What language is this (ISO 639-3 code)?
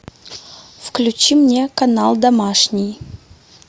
rus